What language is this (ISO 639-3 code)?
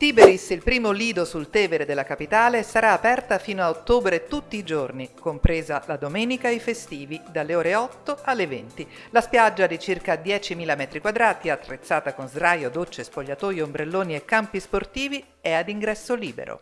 ita